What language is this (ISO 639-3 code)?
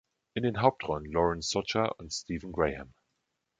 deu